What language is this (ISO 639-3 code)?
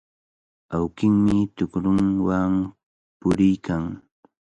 qvl